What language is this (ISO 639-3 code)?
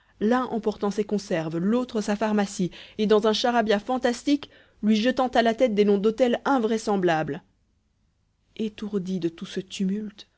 fra